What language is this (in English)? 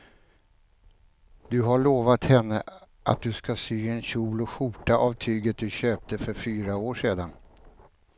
Swedish